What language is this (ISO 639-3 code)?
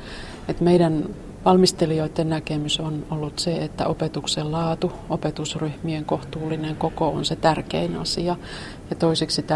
fin